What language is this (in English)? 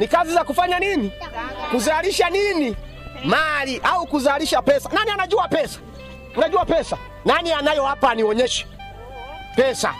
Swahili